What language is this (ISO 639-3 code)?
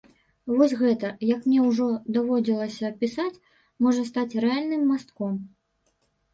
bel